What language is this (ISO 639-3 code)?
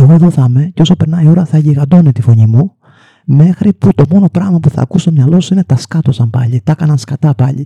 ell